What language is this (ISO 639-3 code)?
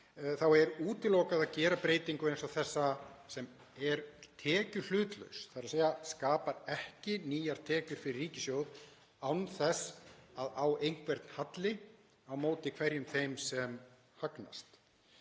isl